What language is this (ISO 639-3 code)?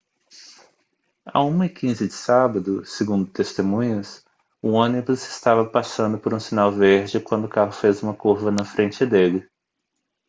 por